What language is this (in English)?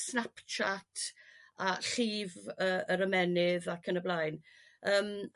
Welsh